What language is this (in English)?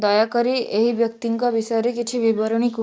Odia